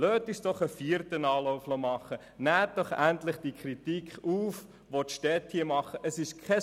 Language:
Swiss German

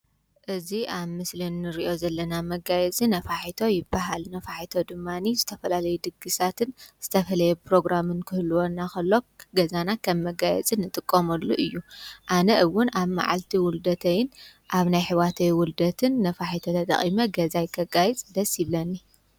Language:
Tigrinya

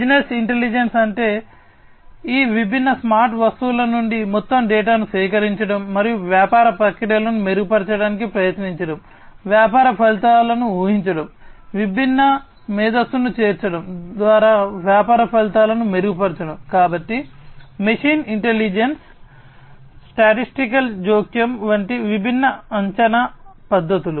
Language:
Telugu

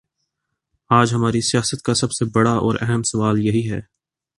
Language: Urdu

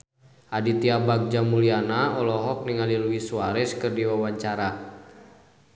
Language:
Sundanese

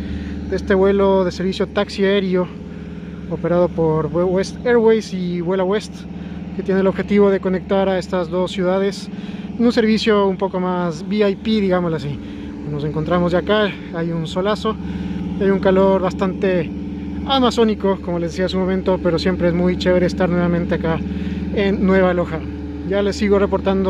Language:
Spanish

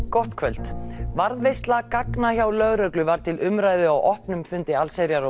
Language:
Icelandic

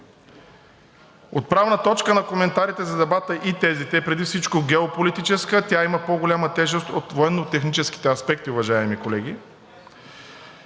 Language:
Bulgarian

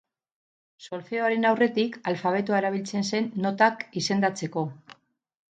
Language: Basque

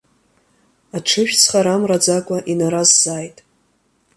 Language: Abkhazian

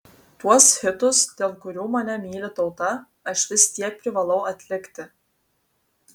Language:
Lithuanian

